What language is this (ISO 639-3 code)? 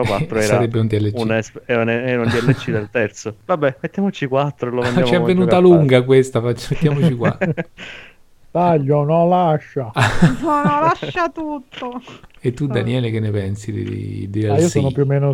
ita